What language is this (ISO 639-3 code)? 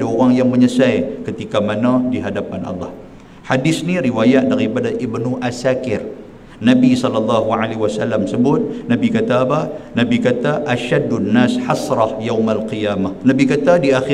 msa